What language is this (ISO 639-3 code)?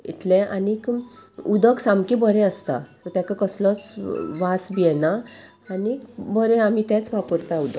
kok